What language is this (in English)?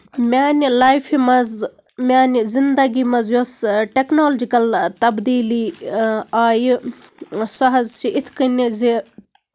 Kashmiri